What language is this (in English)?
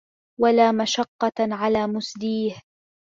Arabic